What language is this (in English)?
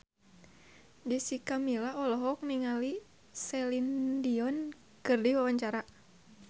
Sundanese